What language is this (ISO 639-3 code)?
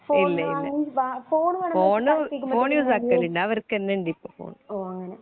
mal